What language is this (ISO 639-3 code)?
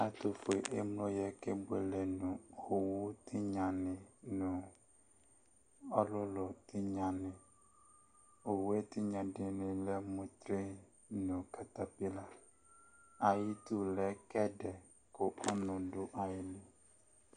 kpo